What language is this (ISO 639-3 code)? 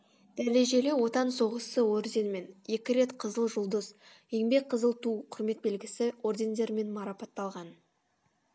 kaz